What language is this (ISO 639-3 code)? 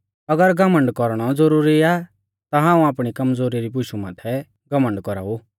bfz